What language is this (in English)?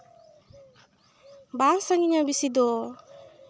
Santali